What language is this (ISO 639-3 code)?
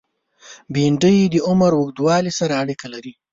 pus